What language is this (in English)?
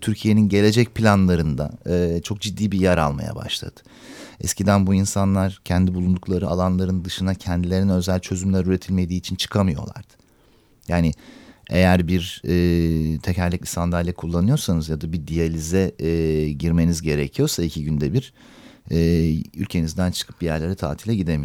Turkish